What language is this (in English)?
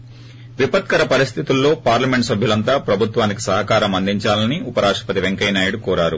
Telugu